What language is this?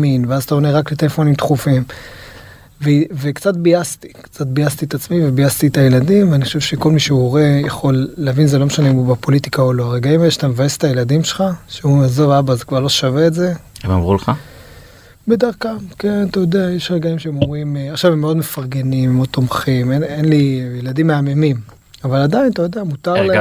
Hebrew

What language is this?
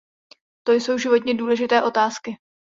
Czech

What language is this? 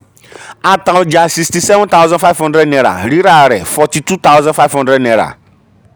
Yoruba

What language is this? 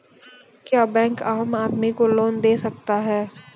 Maithili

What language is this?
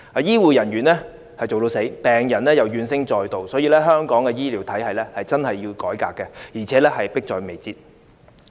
Cantonese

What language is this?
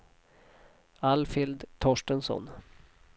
Swedish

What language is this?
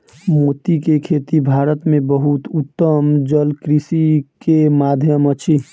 Maithili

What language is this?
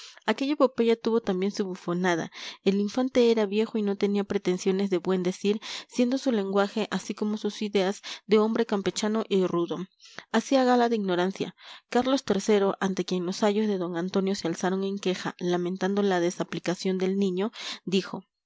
Spanish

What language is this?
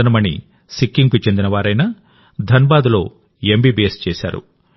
Telugu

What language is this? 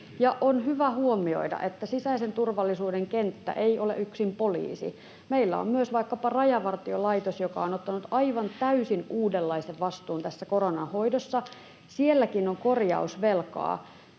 Finnish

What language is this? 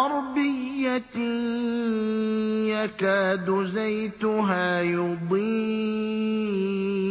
Arabic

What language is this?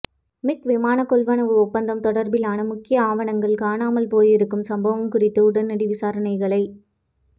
Tamil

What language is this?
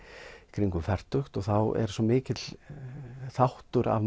Icelandic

